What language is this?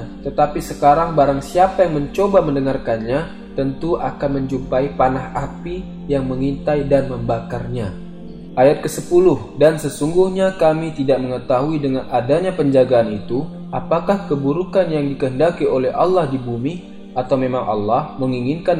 Indonesian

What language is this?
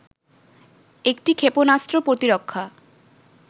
Bangla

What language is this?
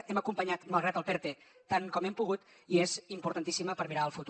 Catalan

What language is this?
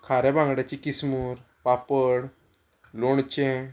Konkani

